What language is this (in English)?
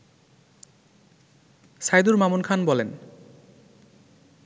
Bangla